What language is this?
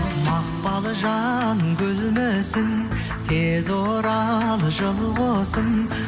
Kazakh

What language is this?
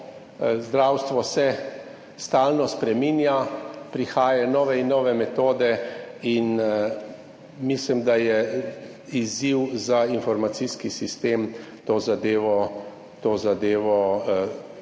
Slovenian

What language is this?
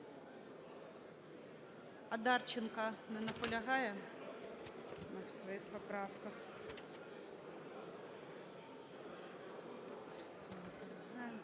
Ukrainian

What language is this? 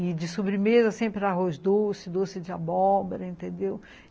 Portuguese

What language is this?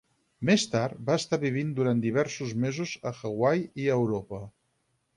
Catalan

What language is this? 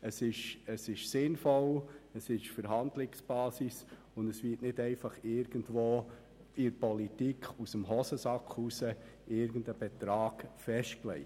Swiss German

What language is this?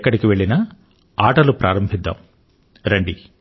Telugu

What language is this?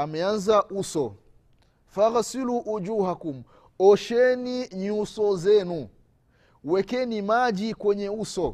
Swahili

